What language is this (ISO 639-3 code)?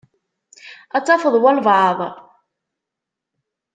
kab